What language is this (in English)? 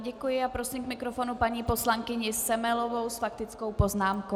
Czech